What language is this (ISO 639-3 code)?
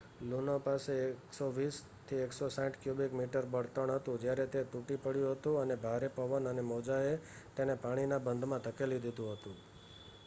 guj